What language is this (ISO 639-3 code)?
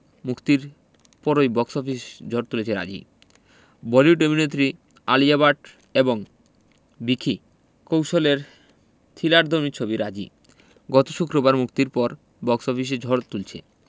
ben